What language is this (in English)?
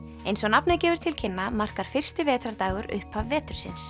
Icelandic